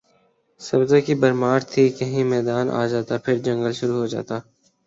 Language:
Urdu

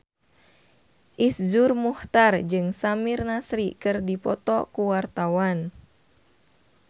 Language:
Sundanese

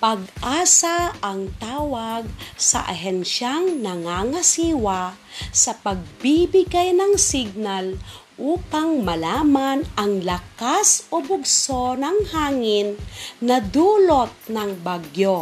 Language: Filipino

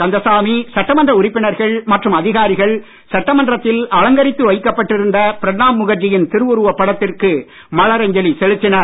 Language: Tamil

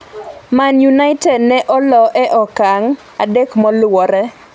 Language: Luo (Kenya and Tanzania)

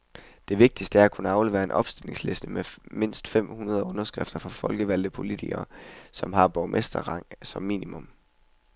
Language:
Danish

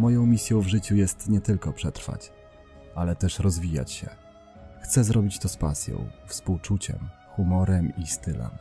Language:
Polish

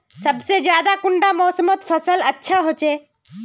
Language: Magahi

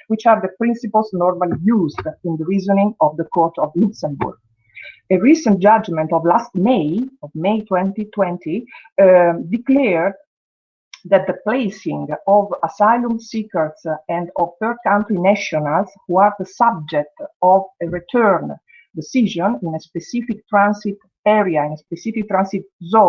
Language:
English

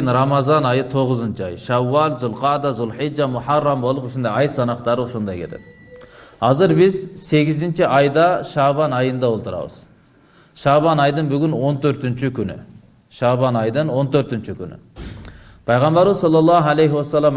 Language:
Turkish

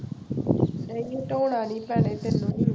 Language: Punjabi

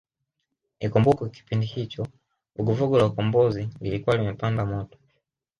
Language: Swahili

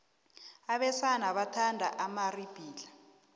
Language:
South Ndebele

